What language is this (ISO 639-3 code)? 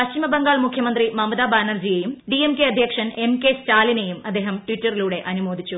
mal